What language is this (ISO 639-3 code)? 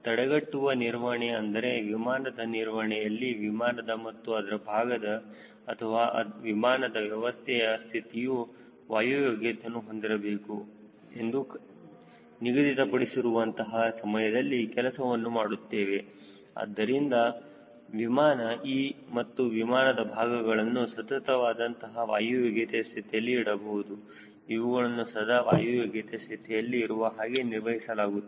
kan